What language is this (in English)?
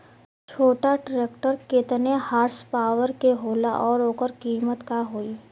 Bhojpuri